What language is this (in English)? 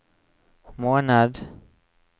Norwegian